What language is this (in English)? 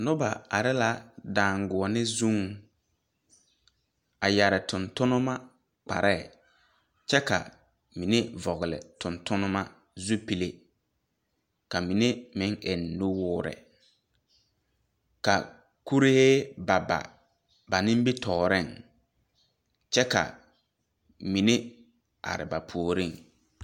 Southern Dagaare